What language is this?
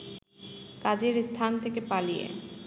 Bangla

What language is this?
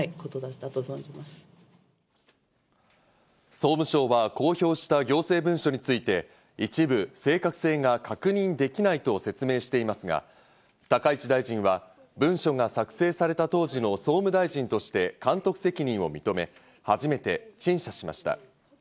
Japanese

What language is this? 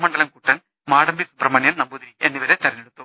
Malayalam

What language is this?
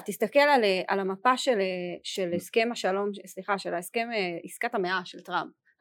Hebrew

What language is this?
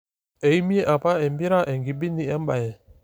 Masai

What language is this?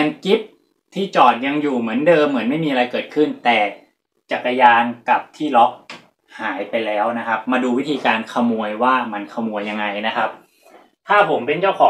Thai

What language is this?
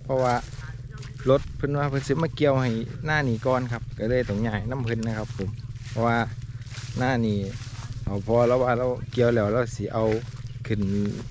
Thai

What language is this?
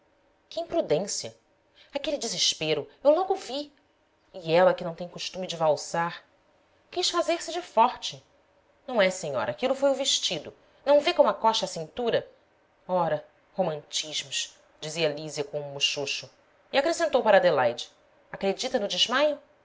Portuguese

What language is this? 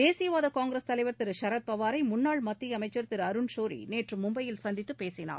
Tamil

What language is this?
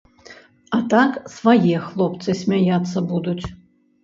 Belarusian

